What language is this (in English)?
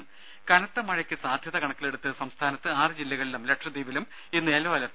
Malayalam